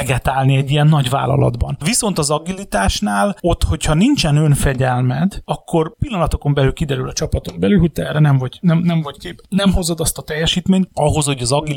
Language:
Hungarian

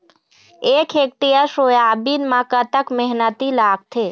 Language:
Chhattisgarhi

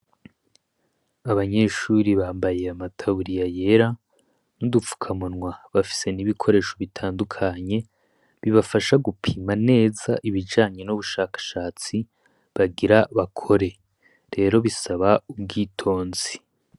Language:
Rundi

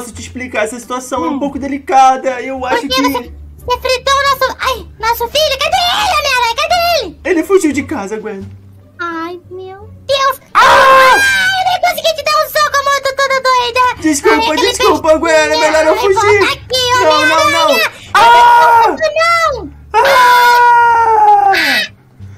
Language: Portuguese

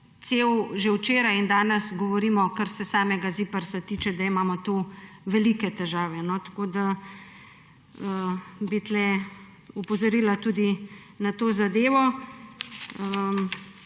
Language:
Slovenian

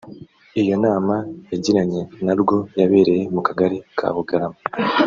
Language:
Kinyarwanda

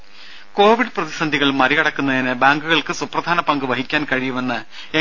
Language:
Malayalam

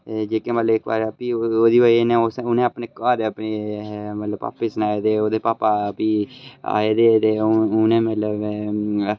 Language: Dogri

